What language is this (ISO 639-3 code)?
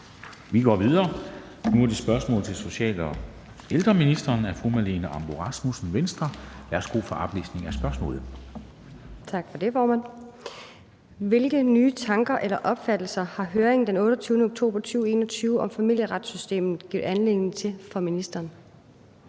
dan